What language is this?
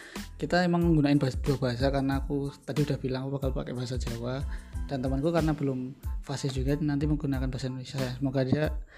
Indonesian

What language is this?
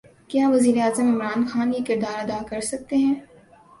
Urdu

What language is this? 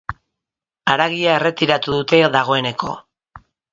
Basque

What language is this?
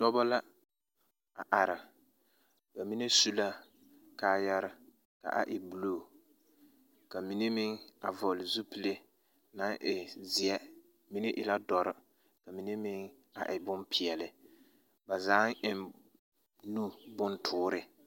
Southern Dagaare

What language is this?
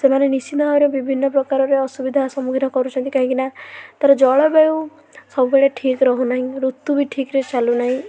Odia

